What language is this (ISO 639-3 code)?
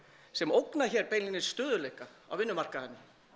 isl